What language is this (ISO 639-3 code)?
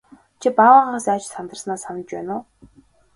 mon